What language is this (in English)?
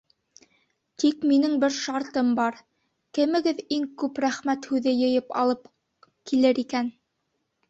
Bashkir